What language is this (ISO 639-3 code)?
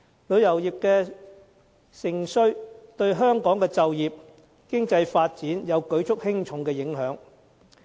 yue